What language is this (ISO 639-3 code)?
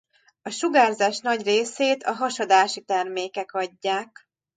hun